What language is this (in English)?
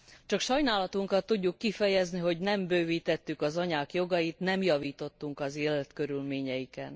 Hungarian